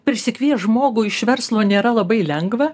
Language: Lithuanian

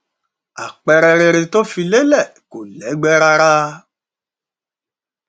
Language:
Yoruba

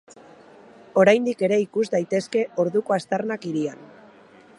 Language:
Basque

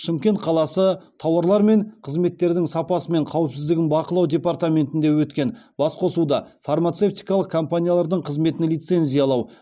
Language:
Kazakh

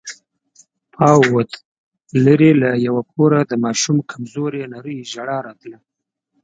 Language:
Pashto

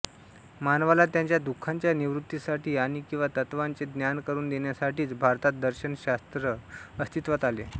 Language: Marathi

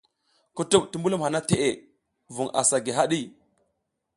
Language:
South Giziga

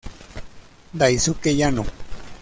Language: Spanish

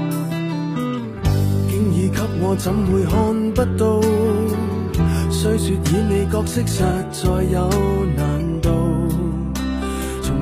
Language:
Chinese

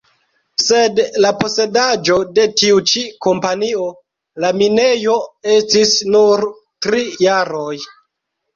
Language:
Esperanto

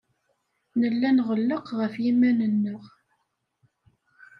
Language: Kabyle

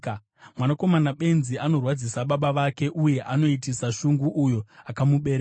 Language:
Shona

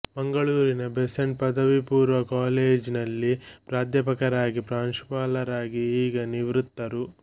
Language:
Kannada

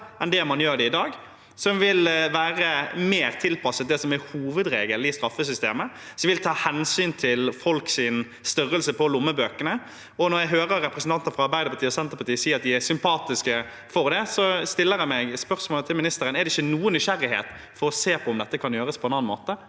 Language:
Norwegian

